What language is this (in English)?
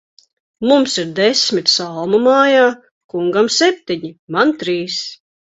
Latvian